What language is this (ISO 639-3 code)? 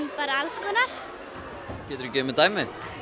isl